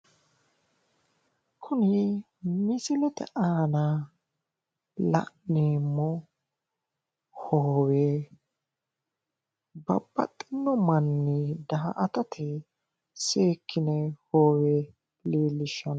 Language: Sidamo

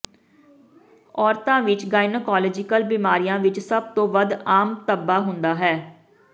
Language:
Punjabi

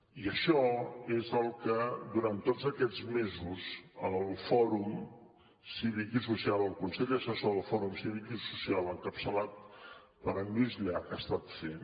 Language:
Catalan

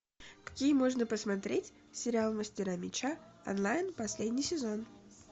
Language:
Russian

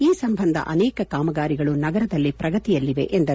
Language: Kannada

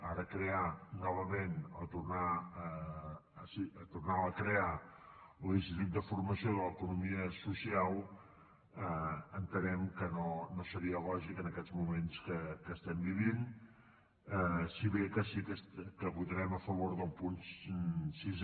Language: Catalan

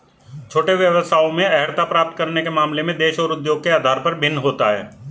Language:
Hindi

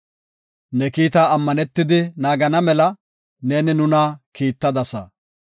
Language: Gofa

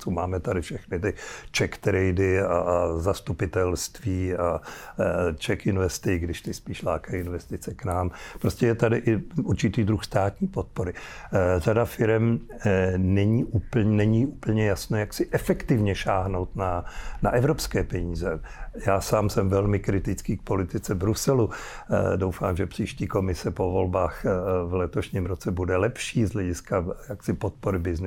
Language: Czech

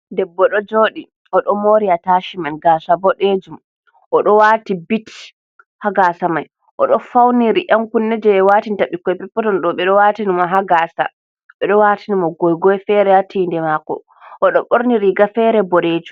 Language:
Fula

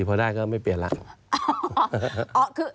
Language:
Thai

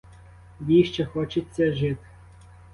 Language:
Ukrainian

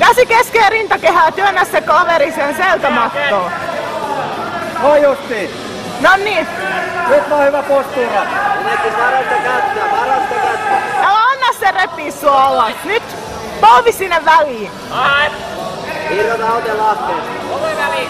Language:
Finnish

